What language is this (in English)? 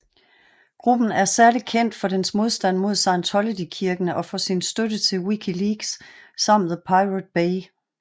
Danish